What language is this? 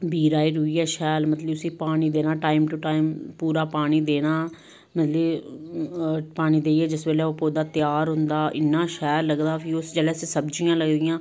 Dogri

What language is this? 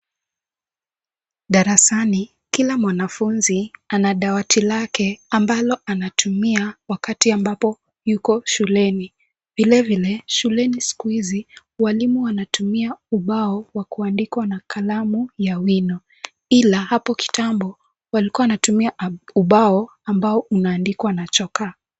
Swahili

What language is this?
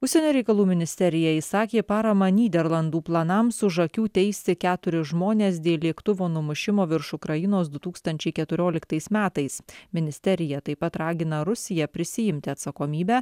Lithuanian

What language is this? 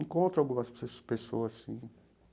Portuguese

